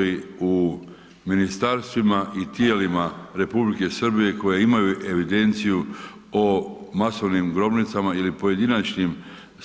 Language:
Croatian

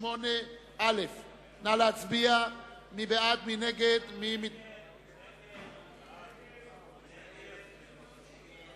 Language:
Hebrew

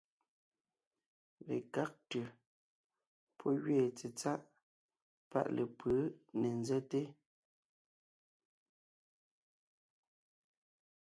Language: Ngiemboon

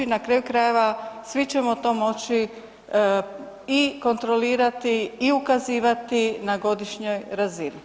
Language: Croatian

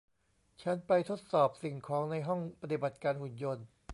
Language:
Thai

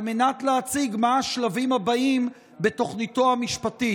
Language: Hebrew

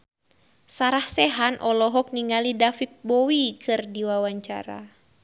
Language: Sundanese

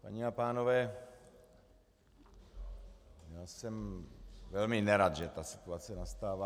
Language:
Czech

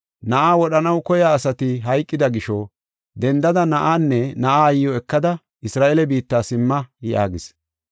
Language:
Gofa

